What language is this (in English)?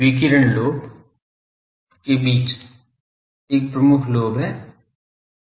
Hindi